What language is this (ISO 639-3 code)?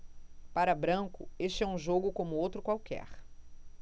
por